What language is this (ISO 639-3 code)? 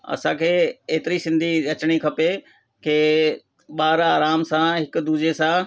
snd